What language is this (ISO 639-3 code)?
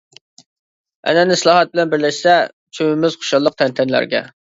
uig